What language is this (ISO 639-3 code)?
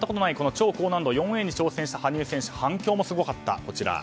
jpn